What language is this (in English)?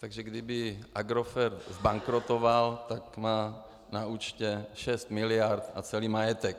Czech